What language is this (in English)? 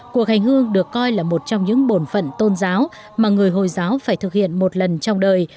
Vietnamese